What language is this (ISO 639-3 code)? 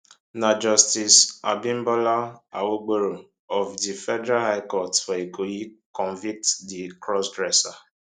pcm